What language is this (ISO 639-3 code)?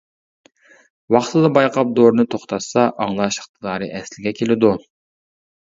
uig